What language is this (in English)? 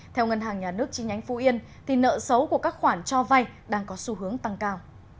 Vietnamese